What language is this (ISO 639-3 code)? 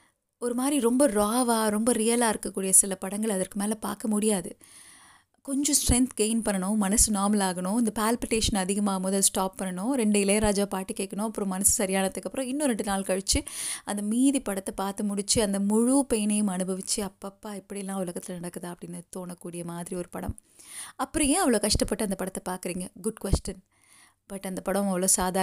tam